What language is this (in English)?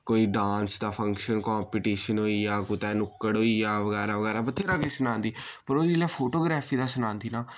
Dogri